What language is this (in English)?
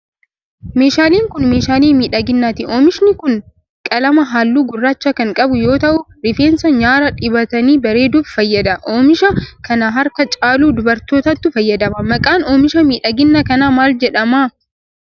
Oromo